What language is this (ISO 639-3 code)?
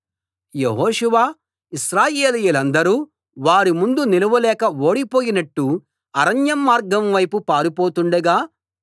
tel